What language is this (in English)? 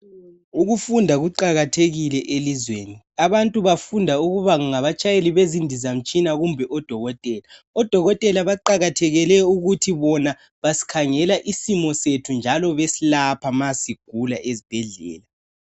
North Ndebele